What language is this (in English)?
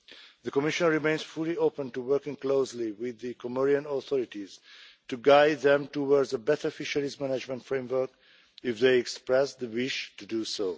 English